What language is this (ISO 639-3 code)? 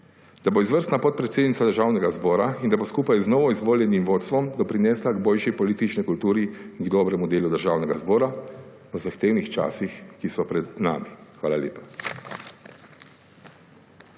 slv